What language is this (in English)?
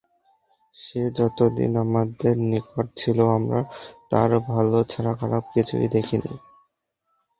Bangla